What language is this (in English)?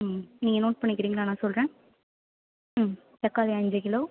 Tamil